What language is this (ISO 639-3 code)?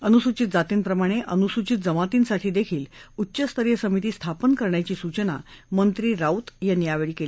mar